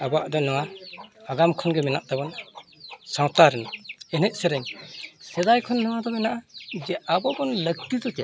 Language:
Santali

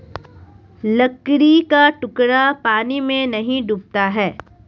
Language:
Hindi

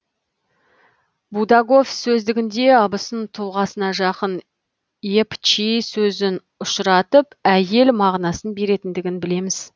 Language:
Kazakh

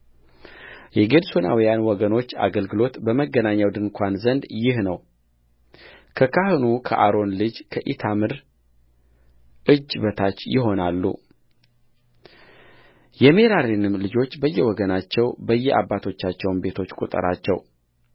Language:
Amharic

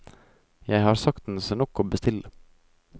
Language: Norwegian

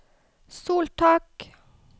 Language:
Norwegian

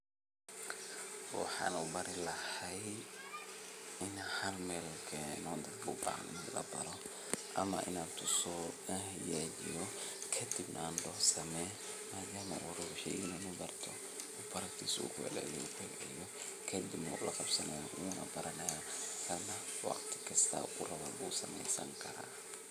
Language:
Somali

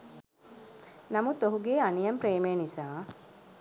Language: Sinhala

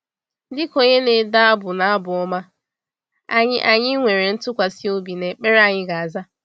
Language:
Igbo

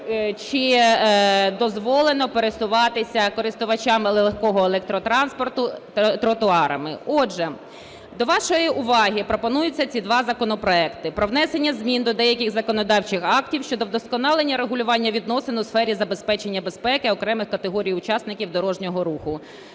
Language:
Ukrainian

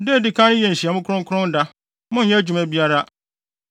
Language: Akan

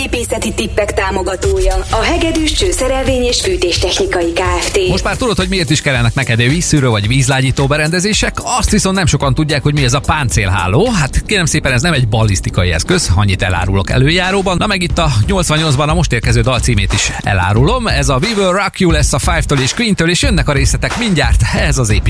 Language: Hungarian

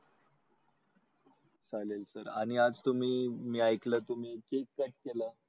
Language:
Marathi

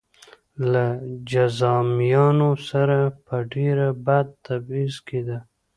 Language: Pashto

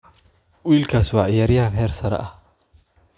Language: Somali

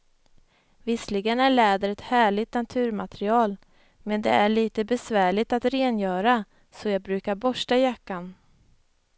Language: Swedish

